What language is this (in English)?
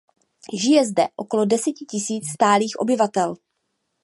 Czech